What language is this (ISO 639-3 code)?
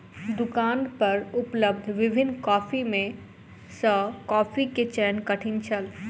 mai